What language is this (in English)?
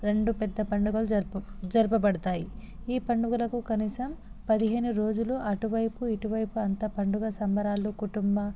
Telugu